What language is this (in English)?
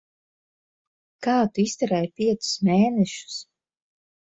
Latvian